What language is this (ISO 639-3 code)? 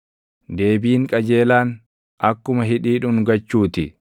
orm